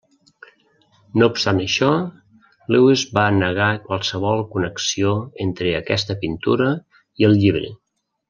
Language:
Catalan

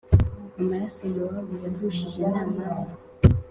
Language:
Kinyarwanda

